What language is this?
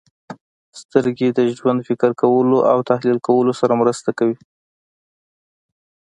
Pashto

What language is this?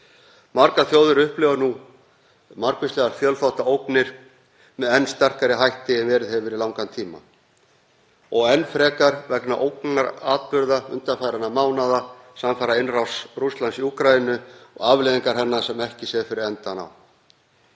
Icelandic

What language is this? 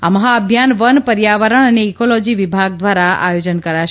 Gujarati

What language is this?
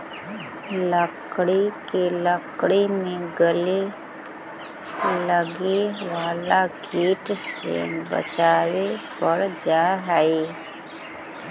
Magahi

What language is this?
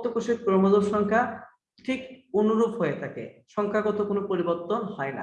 Turkish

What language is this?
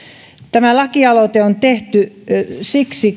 Finnish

